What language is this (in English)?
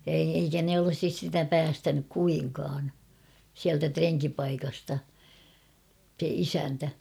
Finnish